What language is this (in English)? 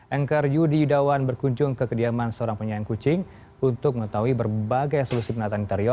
Indonesian